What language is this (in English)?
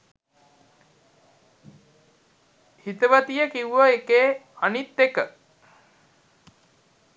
Sinhala